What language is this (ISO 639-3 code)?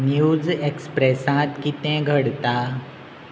kok